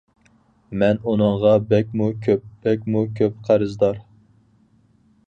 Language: Uyghur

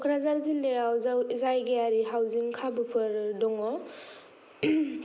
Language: Bodo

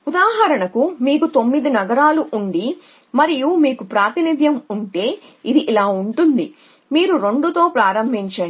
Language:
Telugu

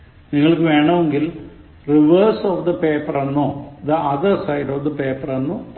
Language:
Malayalam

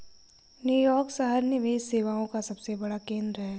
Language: Hindi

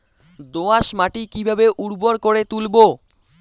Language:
Bangla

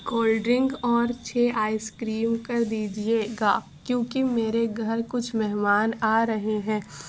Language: Urdu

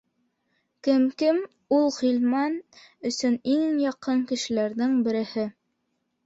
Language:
Bashkir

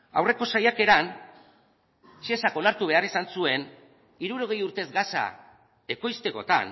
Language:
Basque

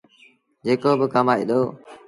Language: Sindhi Bhil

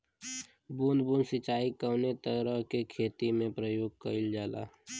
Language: Bhojpuri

